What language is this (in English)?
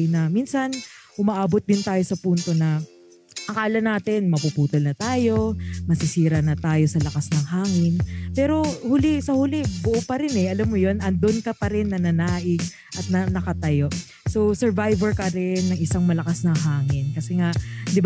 Filipino